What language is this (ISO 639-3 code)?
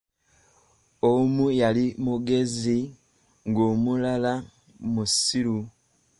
lug